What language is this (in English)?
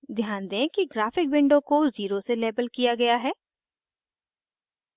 Hindi